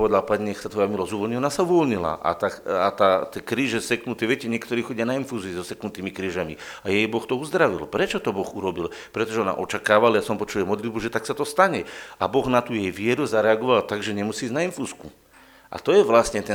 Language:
Slovak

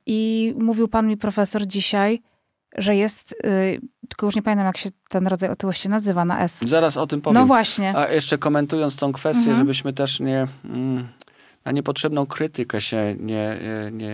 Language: Polish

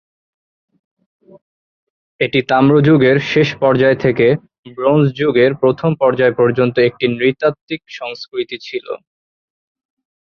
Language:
Bangla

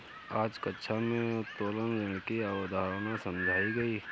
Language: Hindi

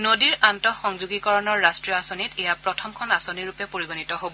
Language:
Assamese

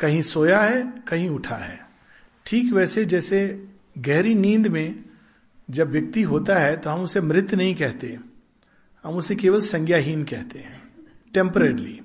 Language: Hindi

